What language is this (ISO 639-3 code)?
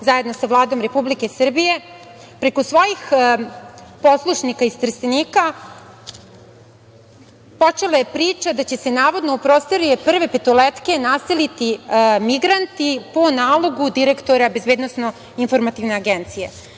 srp